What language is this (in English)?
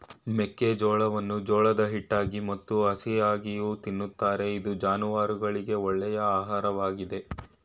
Kannada